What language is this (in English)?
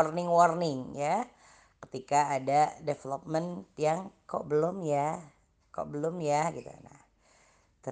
Indonesian